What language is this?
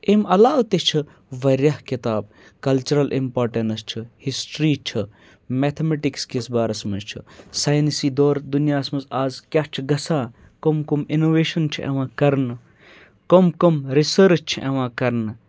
Kashmiri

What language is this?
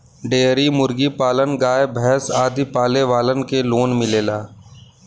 Bhojpuri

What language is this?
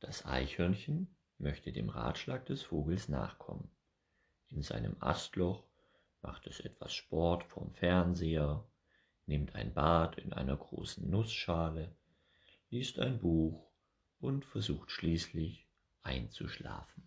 German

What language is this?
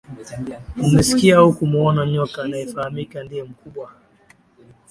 Swahili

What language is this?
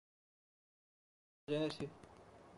Bangla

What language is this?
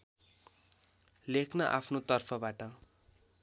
Nepali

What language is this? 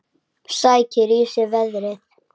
Icelandic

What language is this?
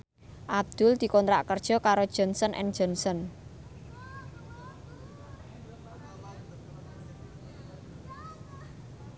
Javanese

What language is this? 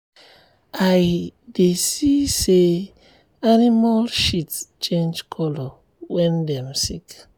Nigerian Pidgin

